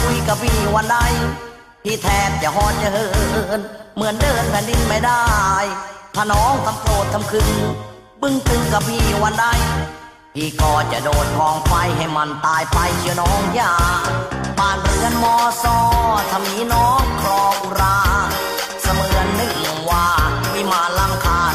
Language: Thai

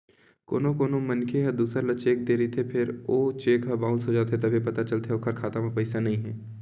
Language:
Chhattisgarhi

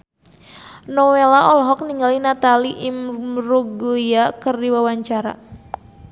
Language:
Sundanese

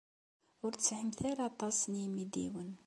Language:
Kabyle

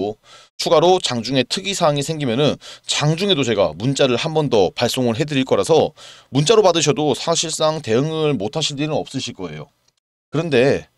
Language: Korean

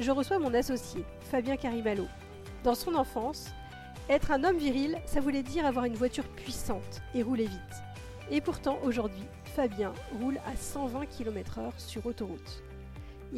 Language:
French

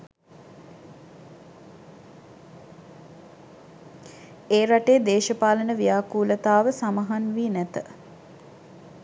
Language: Sinhala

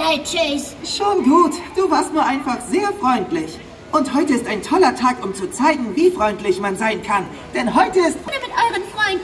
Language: German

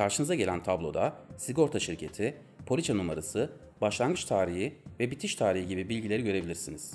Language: Turkish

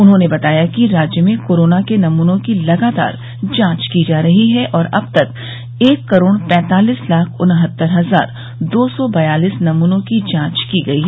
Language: Hindi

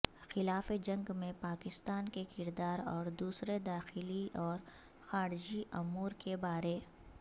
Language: Urdu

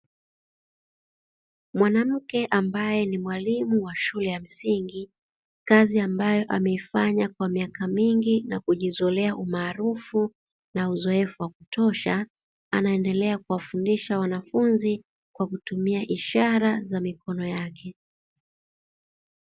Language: Swahili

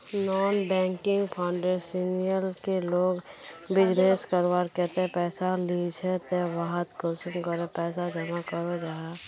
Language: Magahi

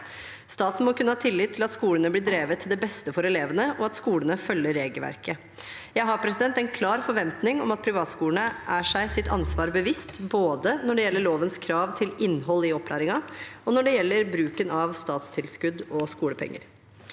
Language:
Norwegian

